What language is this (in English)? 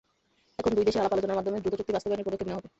Bangla